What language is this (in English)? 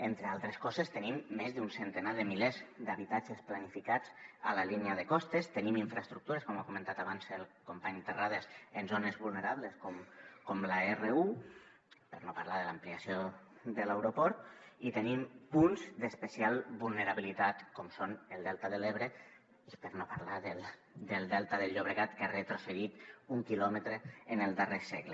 Catalan